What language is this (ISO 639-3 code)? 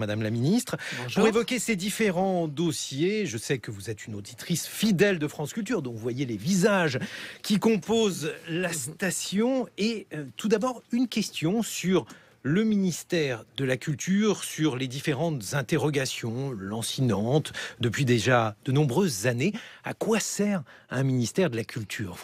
fra